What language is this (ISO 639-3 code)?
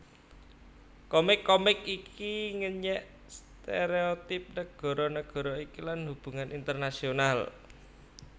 jav